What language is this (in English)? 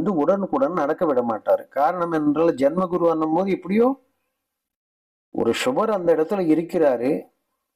Hindi